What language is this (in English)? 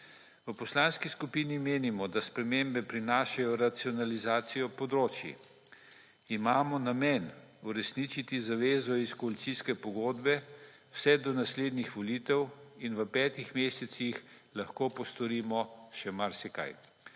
Slovenian